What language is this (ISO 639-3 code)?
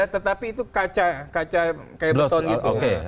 ind